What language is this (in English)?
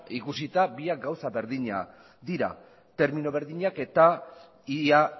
Basque